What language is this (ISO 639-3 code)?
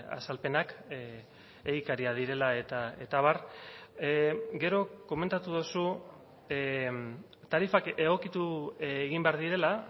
eus